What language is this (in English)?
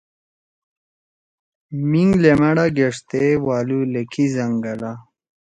Torwali